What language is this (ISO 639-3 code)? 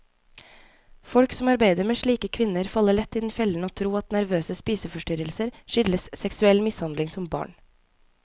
nor